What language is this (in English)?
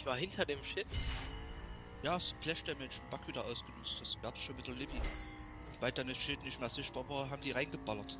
German